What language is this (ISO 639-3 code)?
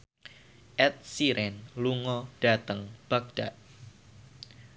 jav